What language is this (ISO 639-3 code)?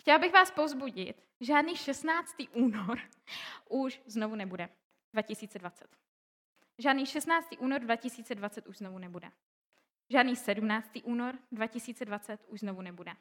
ces